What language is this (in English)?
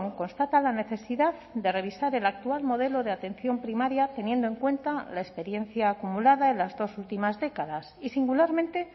Spanish